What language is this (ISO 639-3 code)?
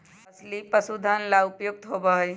mag